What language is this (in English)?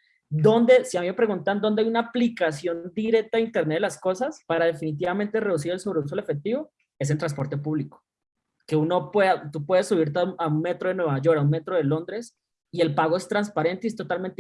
Spanish